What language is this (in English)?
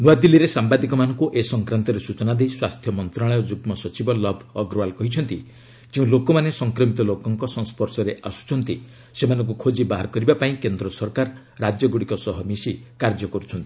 Odia